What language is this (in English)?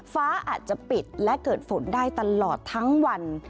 Thai